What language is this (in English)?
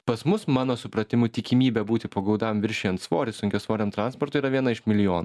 Lithuanian